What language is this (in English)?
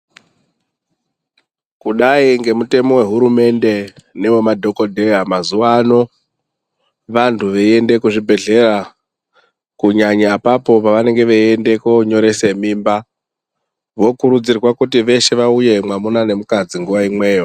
Ndau